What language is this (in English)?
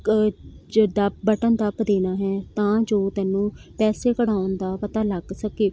Punjabi